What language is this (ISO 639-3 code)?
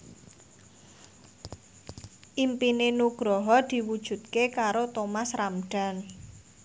jav